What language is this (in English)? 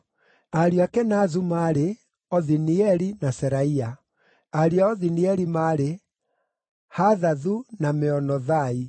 Kikuyu